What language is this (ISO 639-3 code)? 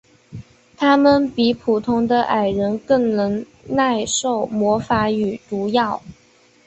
zho